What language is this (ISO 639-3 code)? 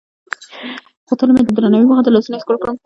pus